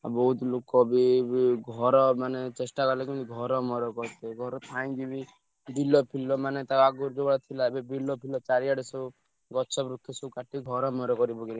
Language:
Odia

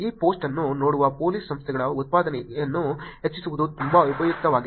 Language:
Kannada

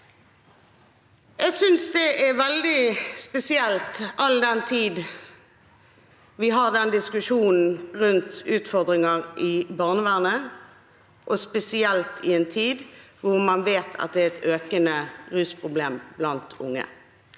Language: Norwegian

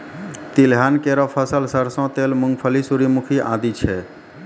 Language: Maithili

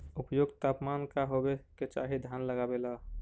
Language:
Magahi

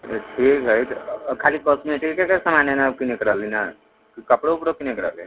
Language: Maithili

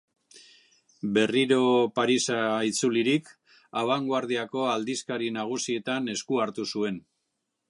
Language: Basque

